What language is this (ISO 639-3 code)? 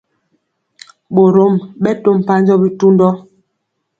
mcx